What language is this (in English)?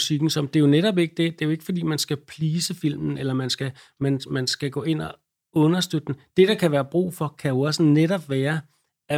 Danish